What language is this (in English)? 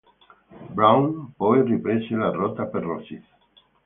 Italian